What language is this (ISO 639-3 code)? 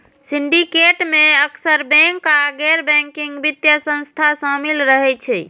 mai